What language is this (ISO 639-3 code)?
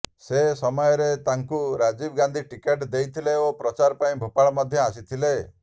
ori